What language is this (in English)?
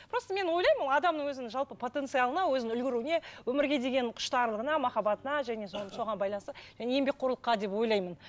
Kazakh